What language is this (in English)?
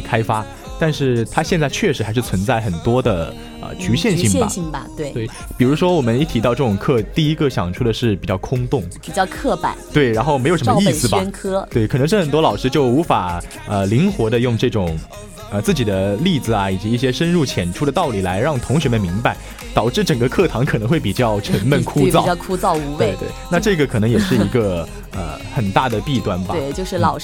Chinese